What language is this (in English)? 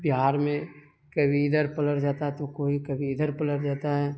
Urdu